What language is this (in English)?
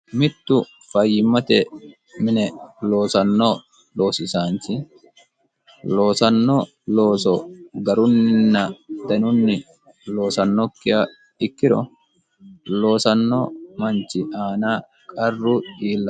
Sidamo